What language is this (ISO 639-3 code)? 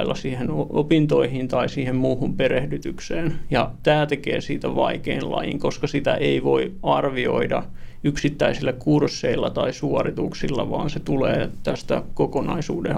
fin